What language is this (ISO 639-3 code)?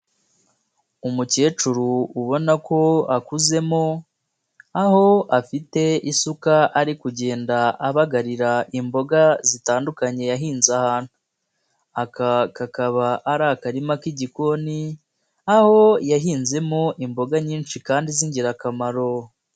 kin